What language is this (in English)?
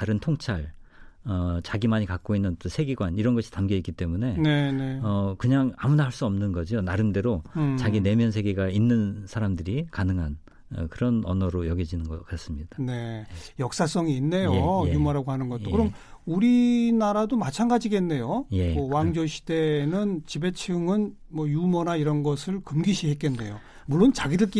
Korean